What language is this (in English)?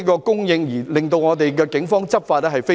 Cantonese